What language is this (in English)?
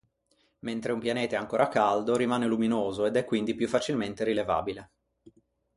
Italian